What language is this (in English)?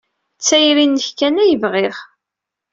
Kabyle